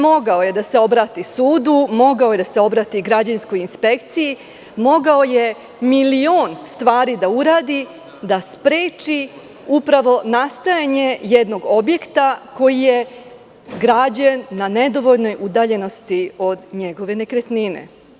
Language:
Serbian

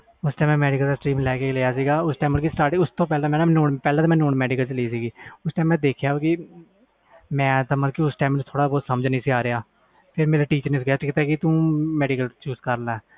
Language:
Punjabi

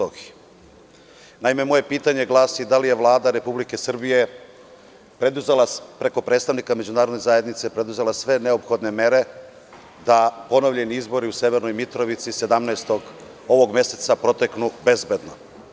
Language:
Serbian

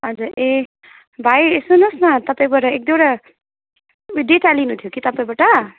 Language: Nepali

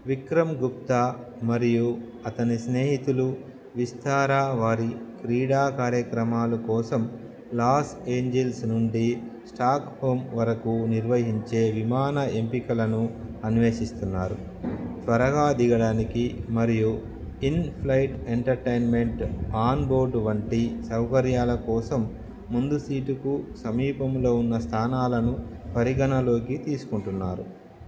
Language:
Telugu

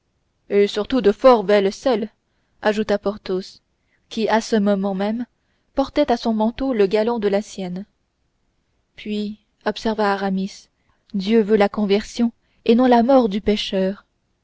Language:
French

